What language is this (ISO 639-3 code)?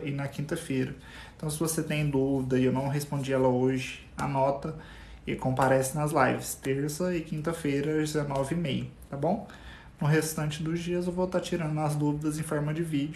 por